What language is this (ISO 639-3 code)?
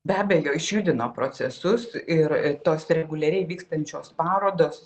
lit